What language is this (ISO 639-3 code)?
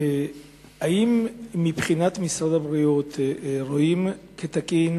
heb